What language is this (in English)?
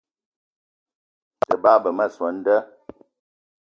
Eton (Cameroon)